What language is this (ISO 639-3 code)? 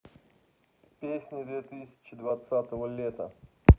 rus